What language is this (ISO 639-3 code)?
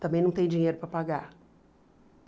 por